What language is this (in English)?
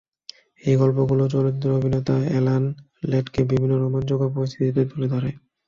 Bangla